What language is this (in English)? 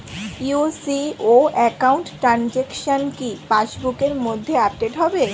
Bangla